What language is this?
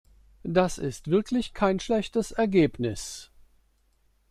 German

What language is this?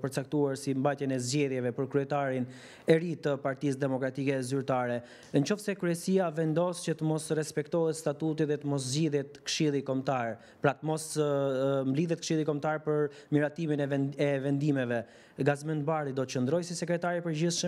Romanian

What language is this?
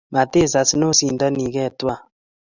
Kalenjin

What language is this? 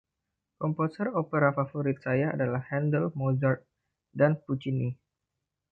Indonesian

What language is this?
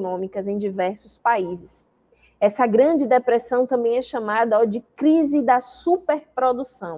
Portuguese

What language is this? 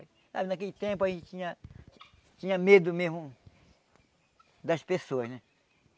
Portuguese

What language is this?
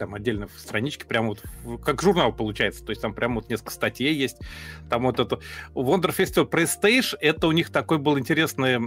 Russian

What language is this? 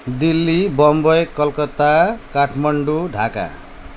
Nepali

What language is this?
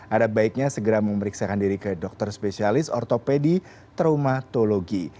Indonesian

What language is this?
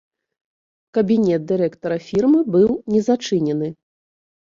Belarusian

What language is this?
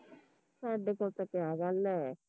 Punjabi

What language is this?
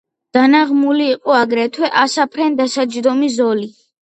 Georgian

